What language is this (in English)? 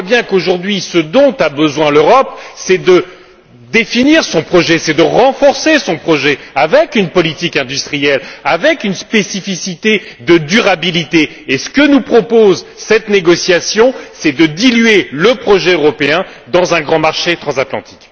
French